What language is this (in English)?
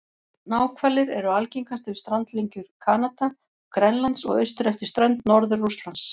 Icelandic